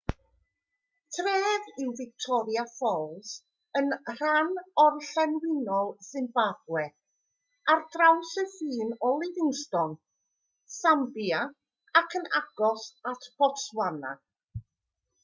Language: Welsh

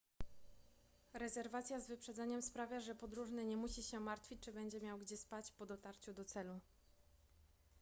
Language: Polish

